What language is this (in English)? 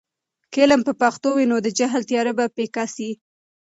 Pashto